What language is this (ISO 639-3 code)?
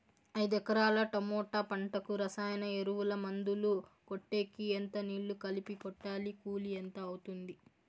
tel